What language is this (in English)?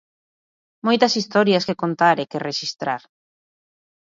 Galician